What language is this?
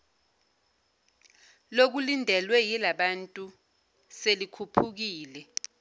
Zulu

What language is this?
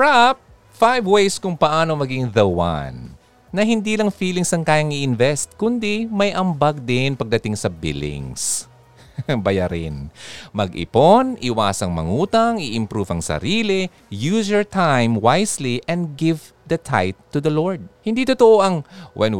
Filipino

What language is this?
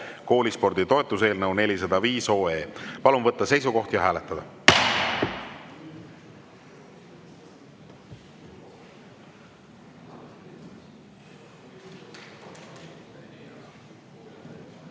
Estonian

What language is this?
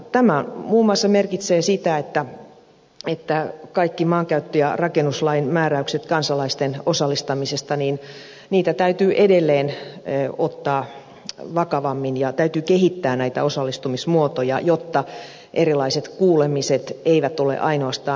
Finnish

